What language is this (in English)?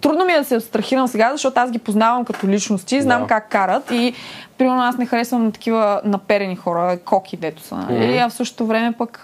Bulgarian